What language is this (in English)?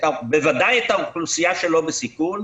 Hebrew